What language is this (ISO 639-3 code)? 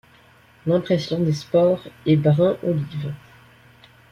fra